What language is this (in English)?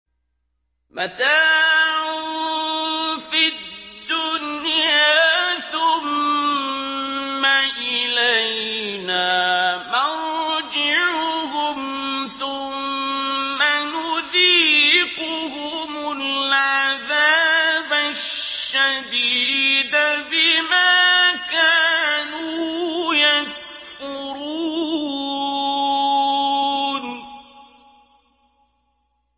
Arabic